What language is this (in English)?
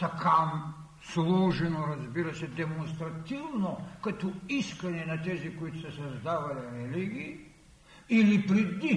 Bulgarian